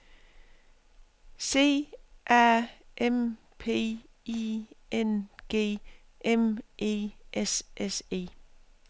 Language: Danish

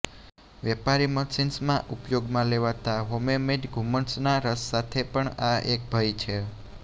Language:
Gujarati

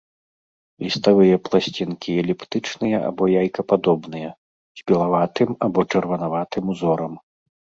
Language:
Belarusian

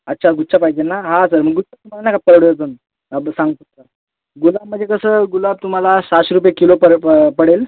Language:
Marathi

